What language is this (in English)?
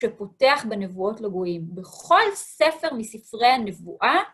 Hebrew